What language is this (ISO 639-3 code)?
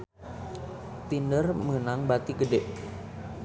sun